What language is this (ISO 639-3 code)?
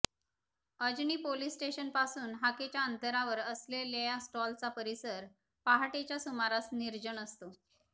mar